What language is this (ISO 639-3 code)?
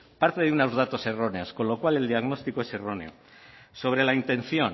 spa